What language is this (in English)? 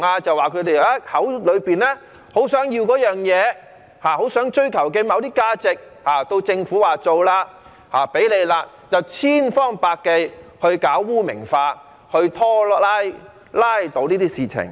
Cantonese